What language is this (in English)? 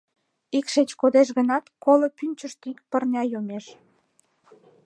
Mari